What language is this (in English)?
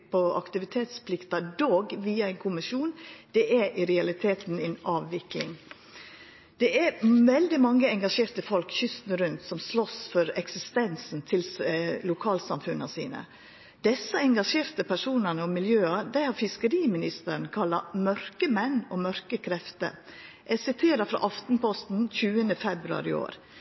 Norwegian Nynorsk